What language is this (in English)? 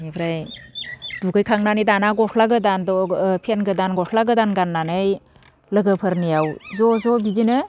Bodo